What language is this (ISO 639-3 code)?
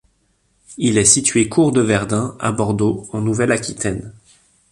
fra